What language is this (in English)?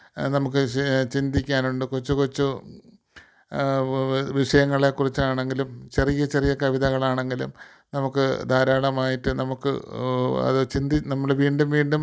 Malayalam